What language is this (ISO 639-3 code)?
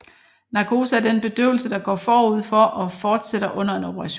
dan